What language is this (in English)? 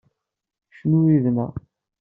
Kabyle